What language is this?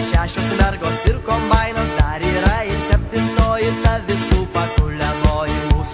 Russian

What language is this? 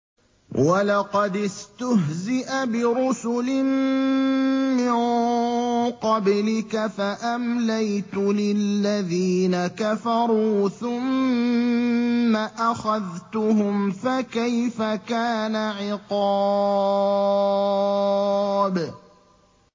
Arabic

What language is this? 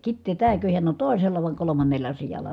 Finnish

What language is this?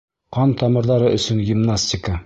Bashkir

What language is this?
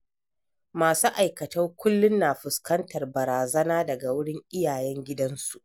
Hausa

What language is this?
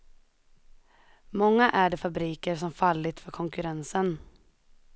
Swedish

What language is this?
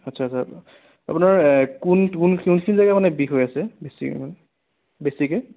Assamese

